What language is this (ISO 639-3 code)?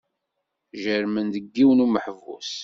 kab